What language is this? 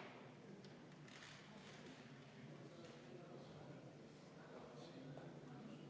Estonian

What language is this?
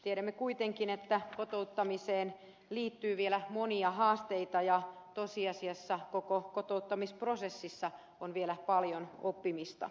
Finnish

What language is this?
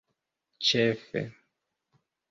Esperanto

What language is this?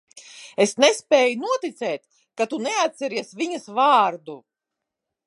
Latvian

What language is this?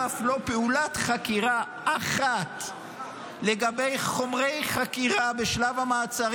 Hebrew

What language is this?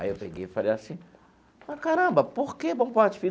Portuguese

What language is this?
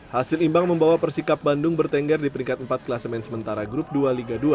Indonesian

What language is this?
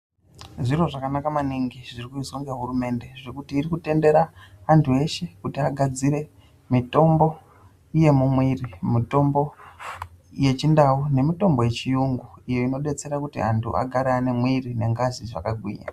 Ndau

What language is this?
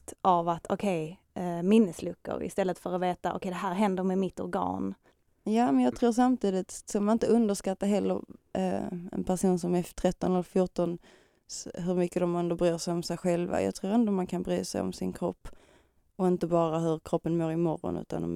Swedish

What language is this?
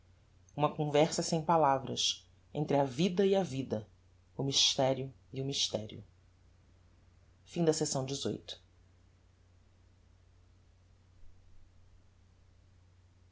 Portuguese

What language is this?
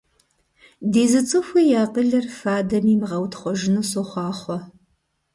Kabardian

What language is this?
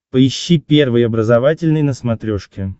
Russian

